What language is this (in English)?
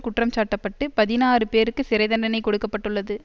Tamil